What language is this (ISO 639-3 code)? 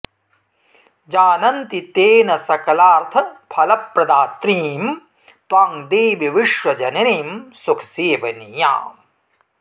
san